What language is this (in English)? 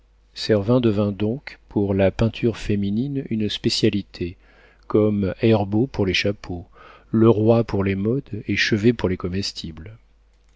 French